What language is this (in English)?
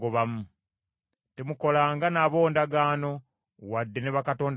Ganda